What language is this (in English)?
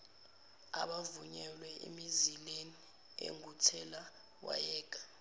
Zulu